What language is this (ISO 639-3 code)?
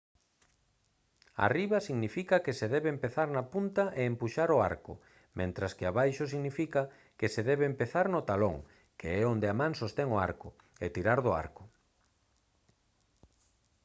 glg